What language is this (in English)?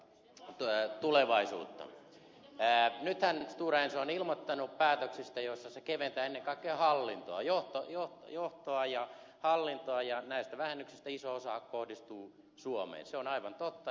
Finnish